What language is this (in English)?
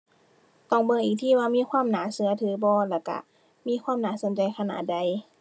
Thai